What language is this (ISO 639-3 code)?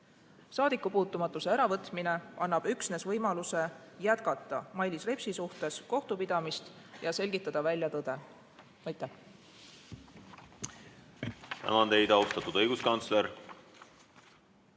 est